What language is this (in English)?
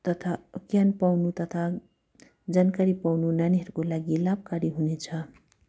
Nepali